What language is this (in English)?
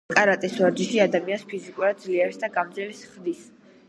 Georgian